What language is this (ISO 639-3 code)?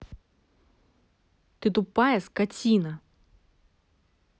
rus